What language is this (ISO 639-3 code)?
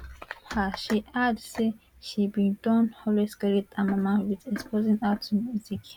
pcm